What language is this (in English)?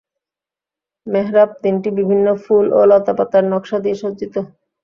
Bangla